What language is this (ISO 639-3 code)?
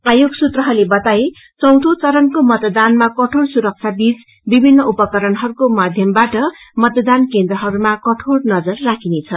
nep